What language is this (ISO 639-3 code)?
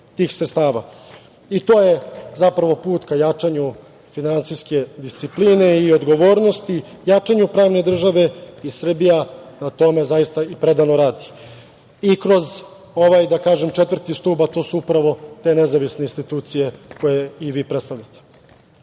srp